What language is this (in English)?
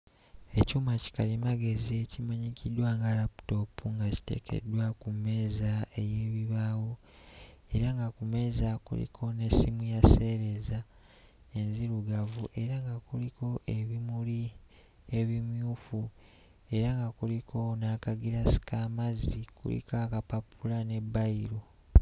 Ganda